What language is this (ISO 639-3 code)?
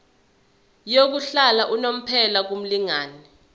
zul